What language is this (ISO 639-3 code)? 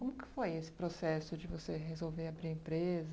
por